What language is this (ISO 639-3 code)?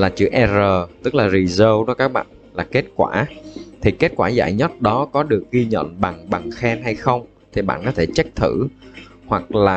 vie